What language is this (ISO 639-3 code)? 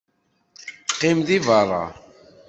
kab